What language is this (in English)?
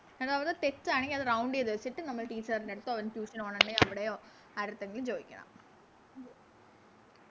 Malayalam